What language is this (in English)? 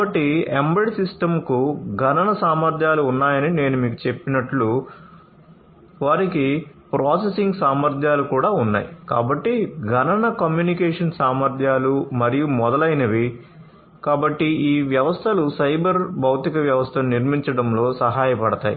Telugu